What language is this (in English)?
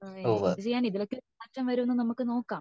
Malayalam